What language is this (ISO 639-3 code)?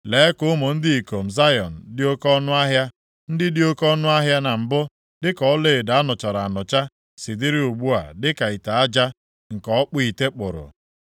ibo